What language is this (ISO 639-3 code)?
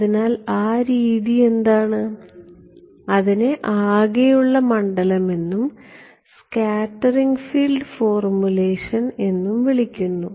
mal